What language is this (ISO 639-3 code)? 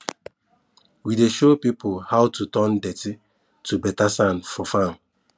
pcm